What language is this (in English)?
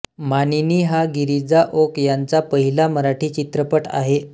Marathi